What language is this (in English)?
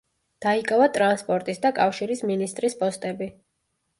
Georgian